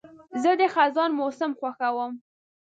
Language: Pashto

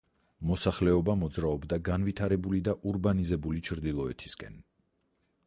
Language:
Georgian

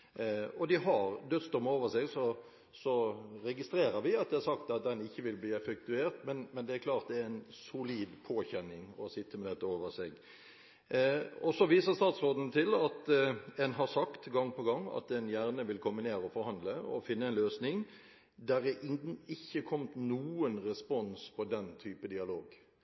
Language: Norwegian Bokmål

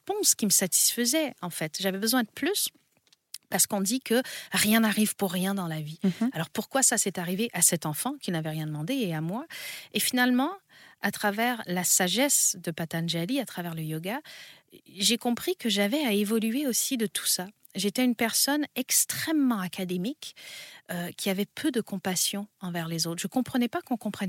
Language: French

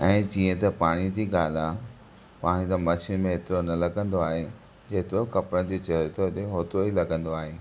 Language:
Sindhi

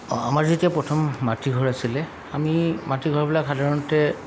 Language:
Assamese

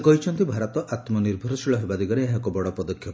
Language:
Odia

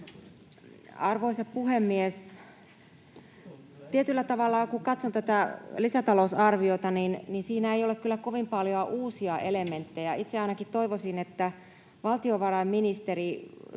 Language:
Finnish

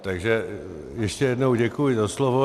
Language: Czech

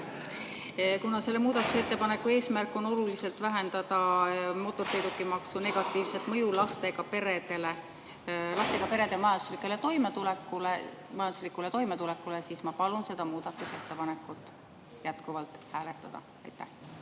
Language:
Estonian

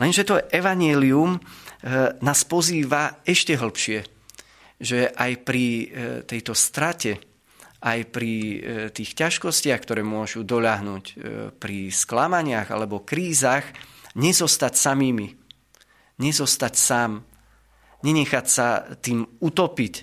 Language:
Slovak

